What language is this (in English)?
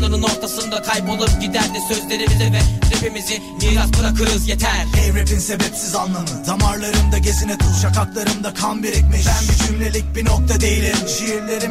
Turkish